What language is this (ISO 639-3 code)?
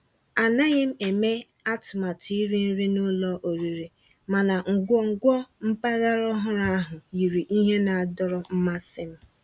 ibo